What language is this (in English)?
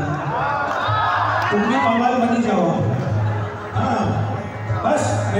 Arabic